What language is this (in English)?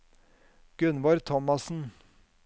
Norwegian